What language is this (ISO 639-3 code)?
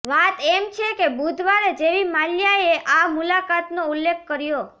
guj